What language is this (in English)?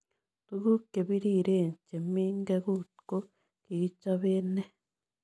Kalenjin